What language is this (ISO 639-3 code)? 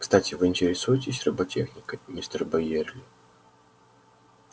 rus